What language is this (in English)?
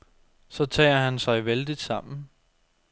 Danish